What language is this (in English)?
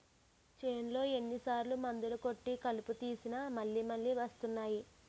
Telugu